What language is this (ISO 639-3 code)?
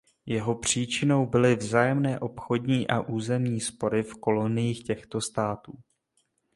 ces